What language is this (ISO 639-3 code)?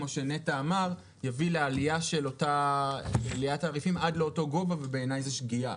heb